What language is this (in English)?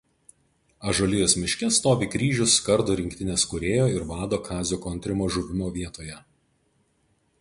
Lithuanian